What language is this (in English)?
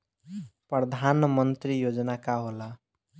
Bhojpuri